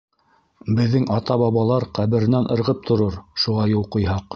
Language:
Bashkir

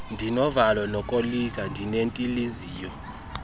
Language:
Xhosa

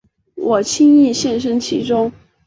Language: Chinese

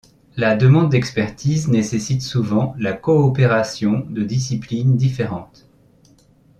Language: French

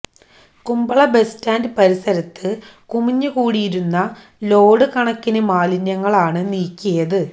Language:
Malayalam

